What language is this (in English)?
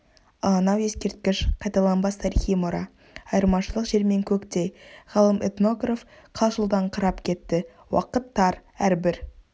Kazakh